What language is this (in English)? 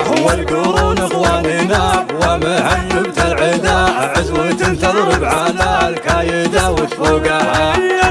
Arabic